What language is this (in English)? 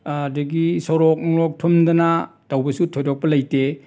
Manipuri